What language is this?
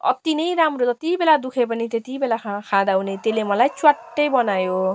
Nepali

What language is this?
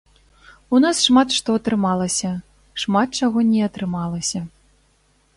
Belarusian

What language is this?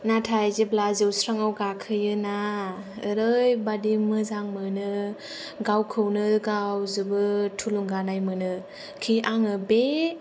Bodo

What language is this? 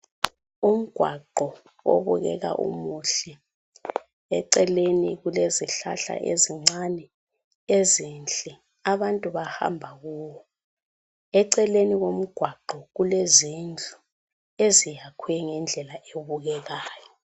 North Ndebele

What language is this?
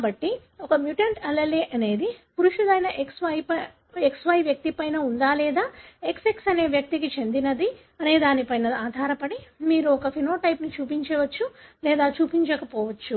Telugu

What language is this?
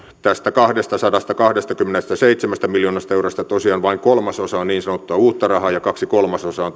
Finnish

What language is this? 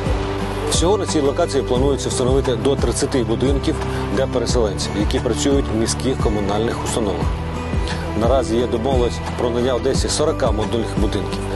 Ukrainian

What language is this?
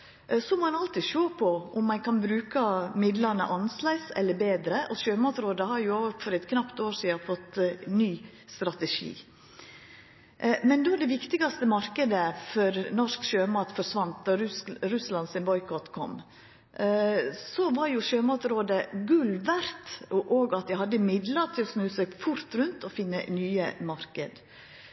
Norwegian Nynorsk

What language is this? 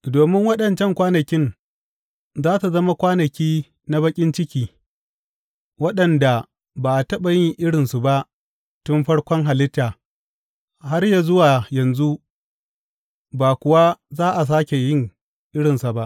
Hausa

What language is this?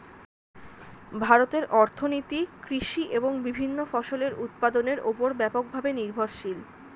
Bangla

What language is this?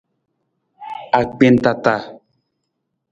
Nawdm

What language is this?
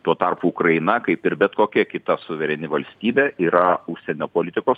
Lithuanian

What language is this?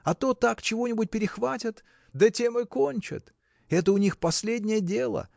Russian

